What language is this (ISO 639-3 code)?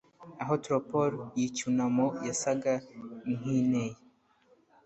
kin